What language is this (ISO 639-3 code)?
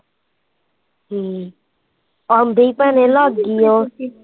pan